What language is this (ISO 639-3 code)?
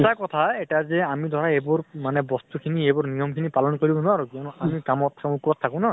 asm